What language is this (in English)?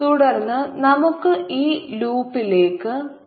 Malayalam